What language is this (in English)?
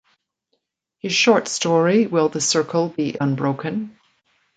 English